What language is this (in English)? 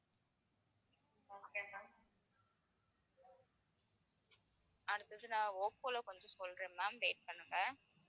Tamil